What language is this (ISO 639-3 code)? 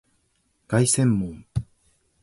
jpn